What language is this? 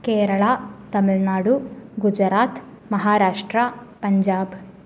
Malayalam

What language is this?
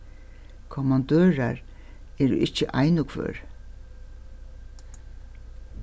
Faroese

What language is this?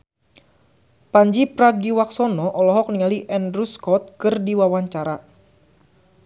Sundanese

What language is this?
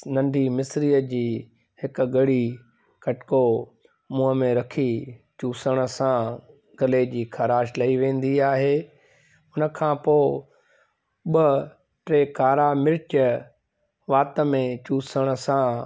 Sindhi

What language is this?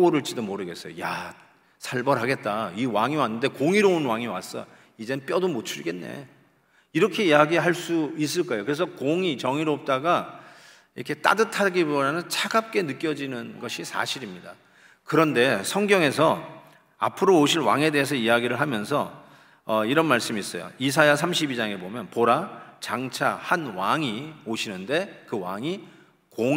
Korean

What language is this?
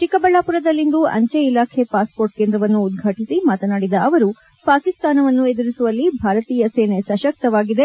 Kannada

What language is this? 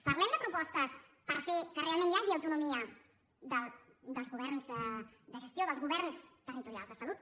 Catalan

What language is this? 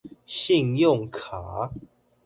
Chinese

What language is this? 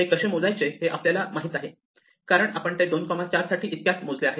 Marathi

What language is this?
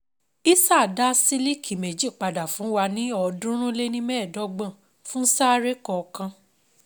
Yoruba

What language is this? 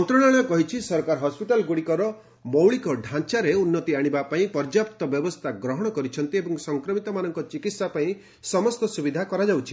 Odia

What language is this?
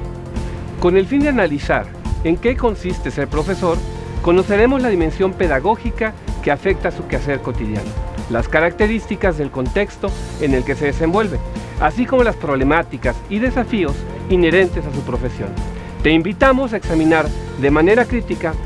Spanish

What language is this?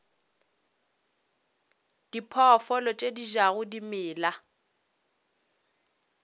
Northern Sotho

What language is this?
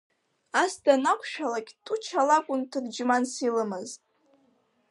Abkhazian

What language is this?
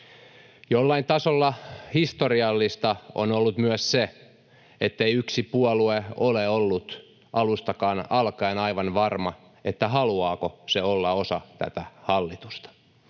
Finnish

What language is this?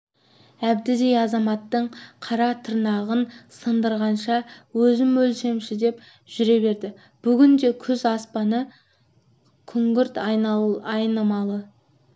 Kazakh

